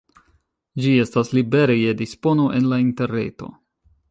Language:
Esperanto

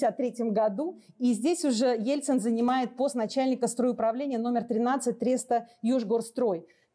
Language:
Russian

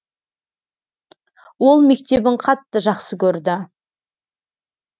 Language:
Kazakh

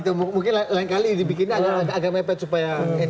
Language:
Indonesian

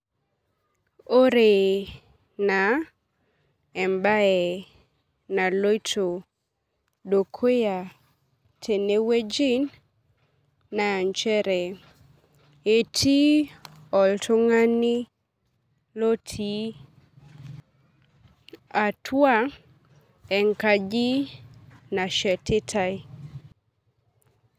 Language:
Masai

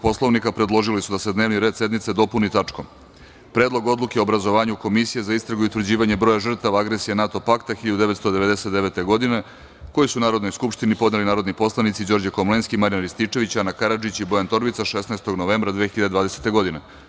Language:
Serbian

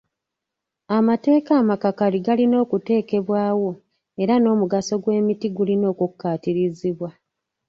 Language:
Ganda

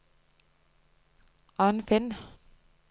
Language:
Norwegian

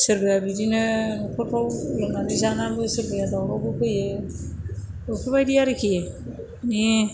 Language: Bodo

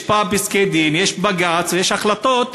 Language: Hebrew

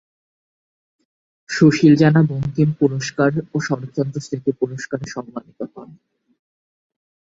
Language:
Bangla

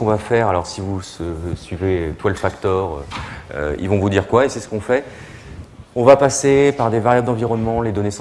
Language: French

